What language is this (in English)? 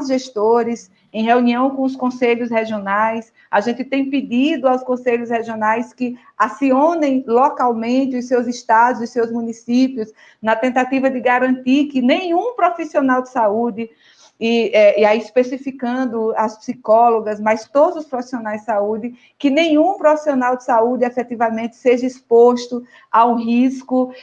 Portuguese